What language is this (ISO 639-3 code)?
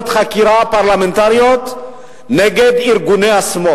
heb